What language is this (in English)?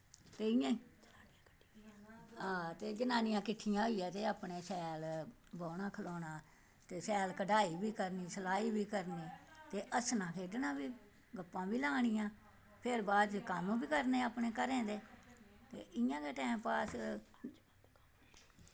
Dogri